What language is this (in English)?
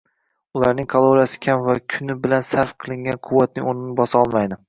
Uzbek